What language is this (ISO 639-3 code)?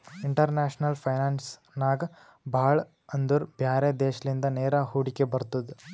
kan